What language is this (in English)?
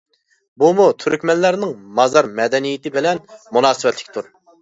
Uyghur